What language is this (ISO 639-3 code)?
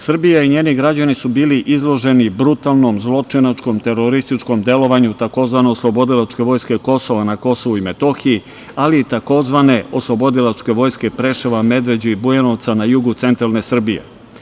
srp